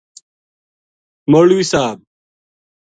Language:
Gujari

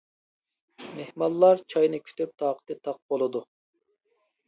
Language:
Uyghur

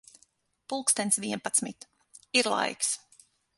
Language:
Latvian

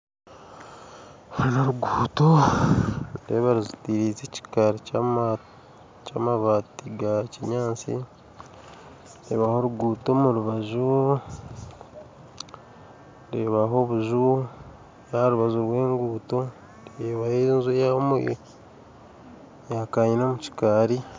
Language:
Nyankole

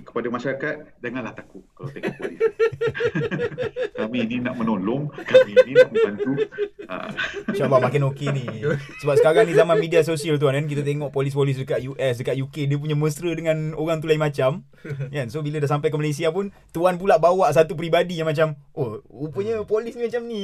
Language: Malay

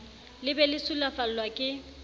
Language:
Southern Sotho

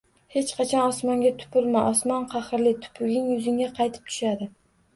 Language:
Uzbek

